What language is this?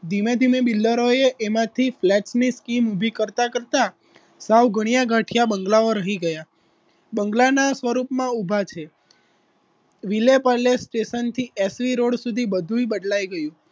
Gujarati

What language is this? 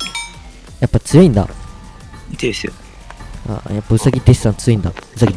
Japanese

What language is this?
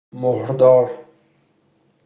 Persian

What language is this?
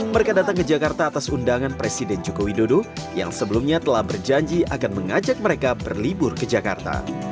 Indonesian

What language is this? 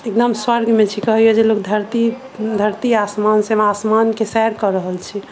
Maithili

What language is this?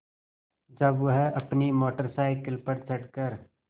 Hindi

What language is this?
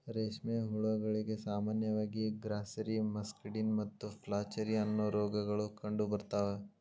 Kannada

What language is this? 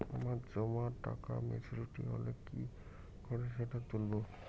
Bangla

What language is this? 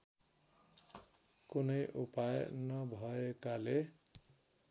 Nepali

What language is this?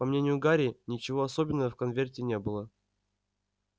Russian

